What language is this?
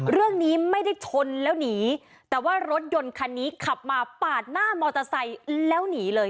Thai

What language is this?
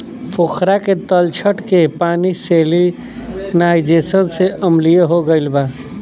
Bhojpuri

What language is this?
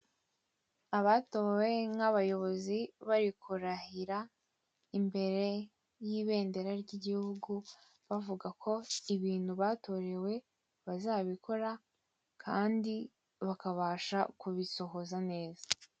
Kinyarwanda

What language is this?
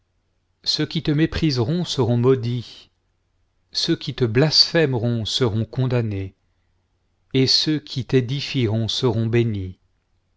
French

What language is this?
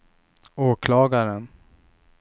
Swedish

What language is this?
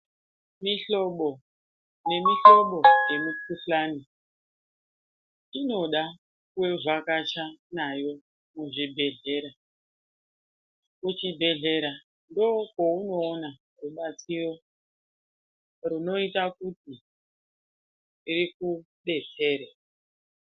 Ndau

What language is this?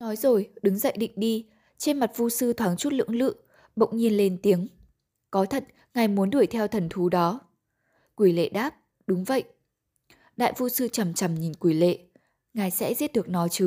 Vietnamese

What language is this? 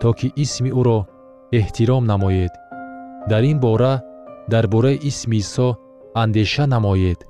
Persian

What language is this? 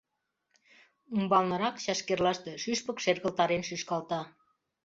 Mari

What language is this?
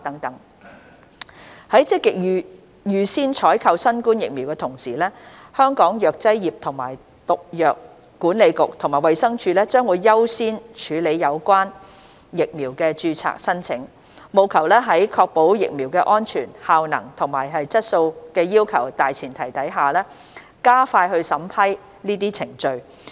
Cantonese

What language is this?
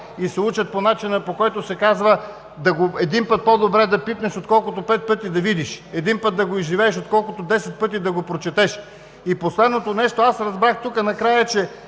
Bulgarian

